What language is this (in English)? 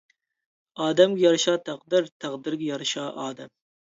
Uyghur